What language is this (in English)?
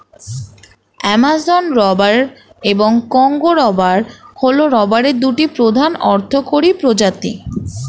Bangla